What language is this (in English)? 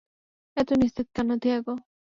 Bangla